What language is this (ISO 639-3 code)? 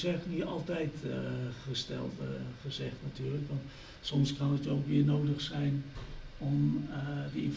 nld